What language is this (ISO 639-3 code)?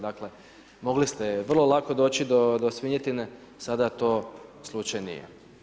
hrv